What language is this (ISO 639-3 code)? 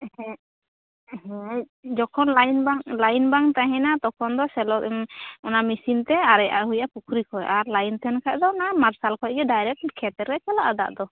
sat